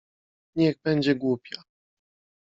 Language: Polish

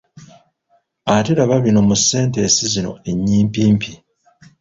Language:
Ganda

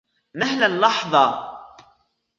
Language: Arabic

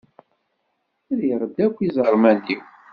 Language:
Kabyle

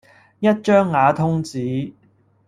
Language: Cantonese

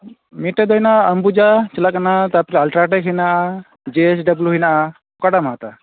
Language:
Santali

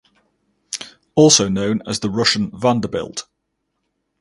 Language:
English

